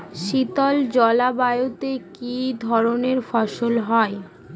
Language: Bangla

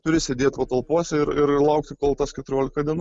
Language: Lithuanian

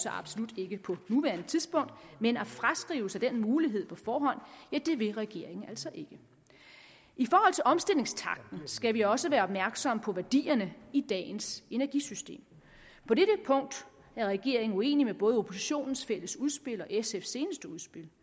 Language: Danish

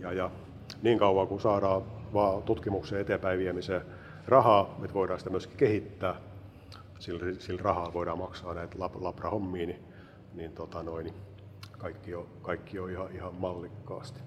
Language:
Finnish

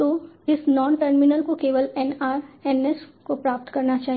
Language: Hindi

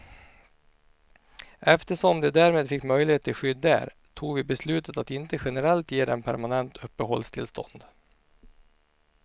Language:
Swedish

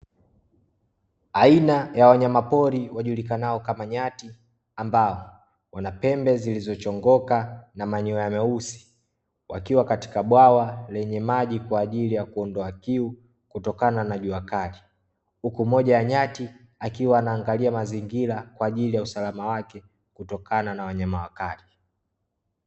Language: Swahili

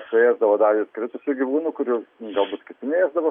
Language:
Lithuanian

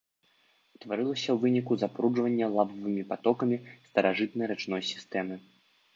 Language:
Belarusian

